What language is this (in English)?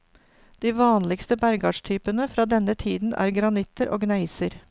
Norwegian